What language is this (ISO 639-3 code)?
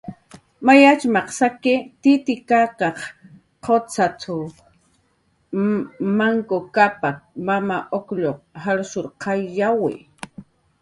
jqr